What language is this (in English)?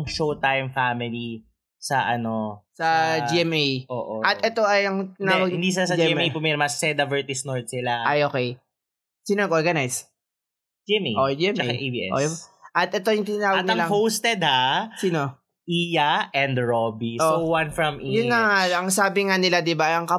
Filipino